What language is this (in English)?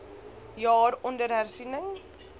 Afrikaans